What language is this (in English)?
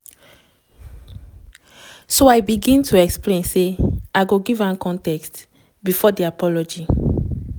Nigerian Pidgin